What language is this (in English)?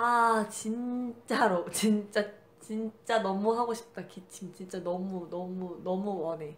Korean